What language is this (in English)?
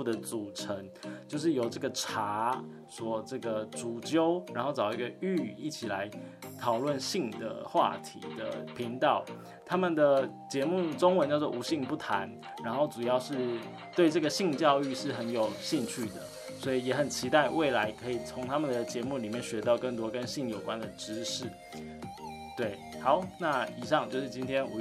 Chinese